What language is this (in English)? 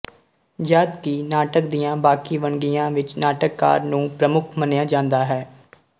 Punjabi